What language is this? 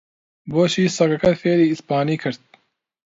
Central Kurdish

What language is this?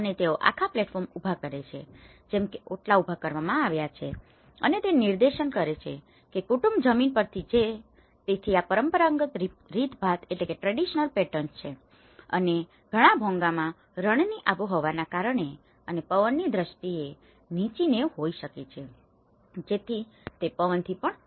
Gujarati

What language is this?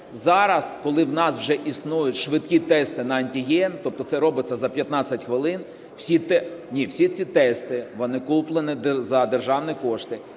Ukrainian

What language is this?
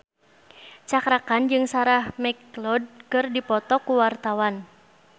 Sundanese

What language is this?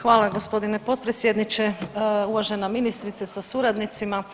Croatian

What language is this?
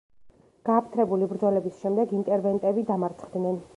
Georgian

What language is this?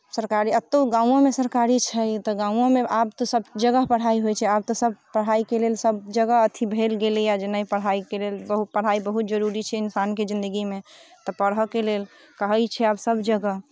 Maithili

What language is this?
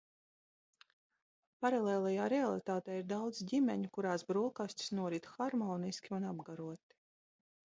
Latvian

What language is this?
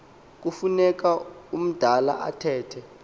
Xhosa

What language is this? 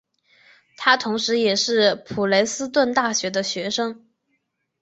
Chinese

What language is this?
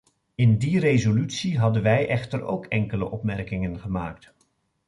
Dutch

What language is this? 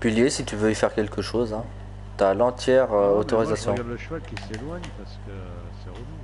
French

